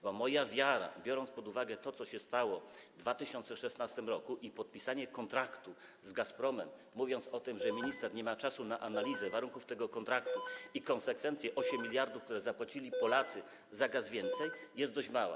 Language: Polish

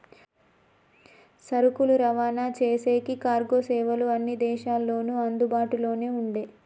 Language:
Telugu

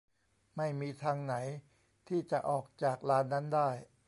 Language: Thai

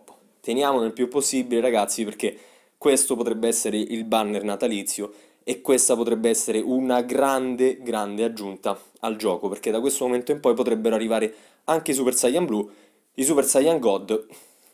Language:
Italian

